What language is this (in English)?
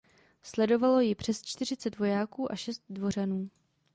Czech